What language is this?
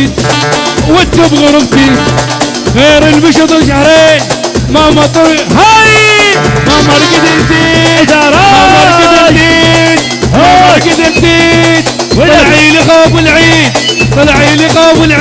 Arabic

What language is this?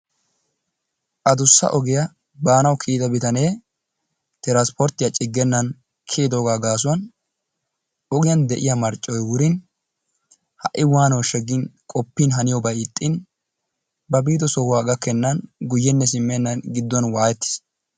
Wolaytta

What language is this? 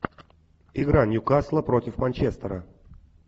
Russian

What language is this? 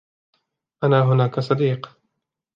Arabic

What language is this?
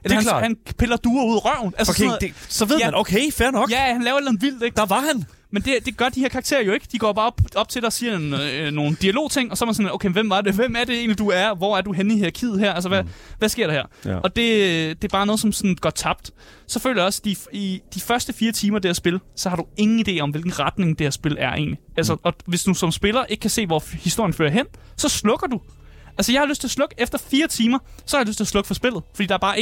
Danish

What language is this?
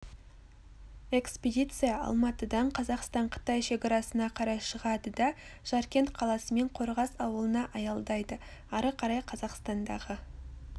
Kazakh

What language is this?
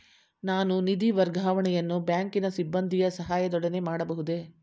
Kannada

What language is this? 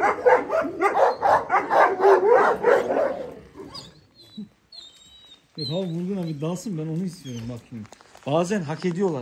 Turkish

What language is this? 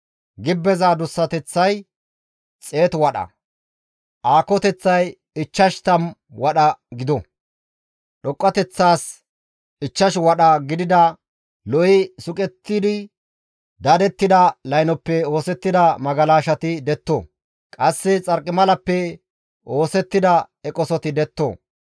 Gamo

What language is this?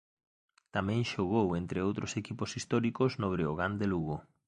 Galician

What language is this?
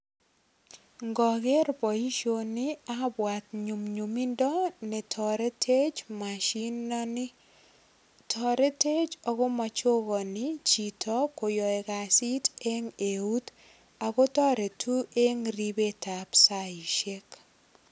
Kalenjin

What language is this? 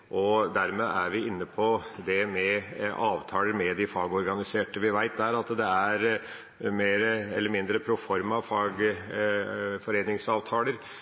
Norwegian Bokmål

